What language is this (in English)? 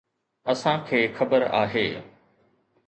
Sindhi